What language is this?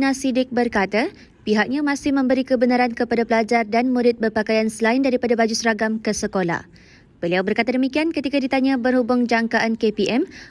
Malay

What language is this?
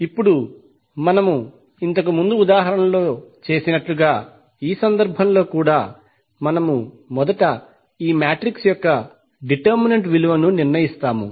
Telugu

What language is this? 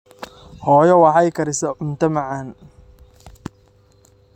Somali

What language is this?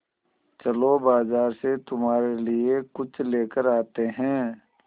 Hindi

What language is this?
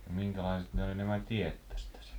Finnish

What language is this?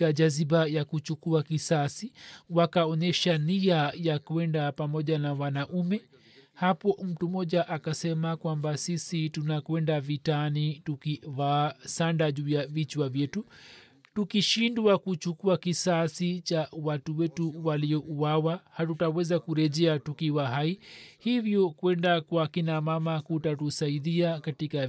Swahili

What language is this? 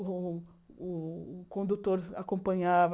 Portuguese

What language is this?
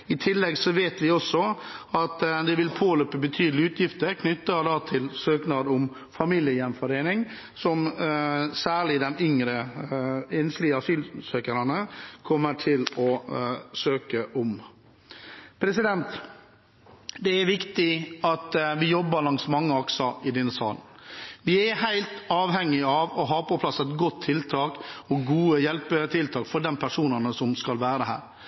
Norwegian Bokmål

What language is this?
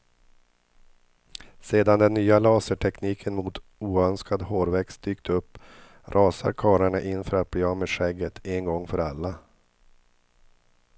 Swedish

